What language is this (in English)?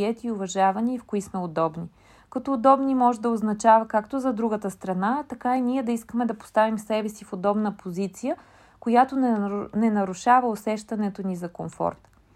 Bulgarian